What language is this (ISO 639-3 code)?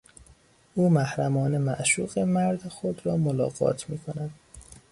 fas